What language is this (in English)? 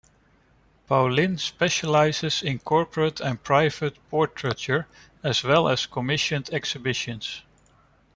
English